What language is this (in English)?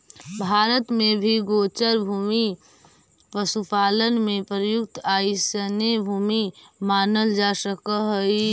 Magahi